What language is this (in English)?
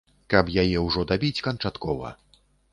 Belarusian